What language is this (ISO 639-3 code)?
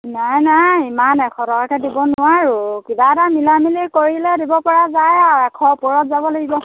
asm